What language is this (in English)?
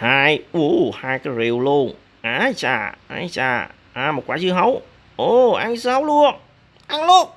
Vietnamese